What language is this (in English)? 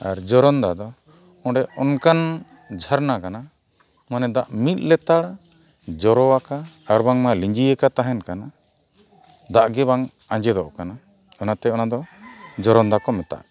Santali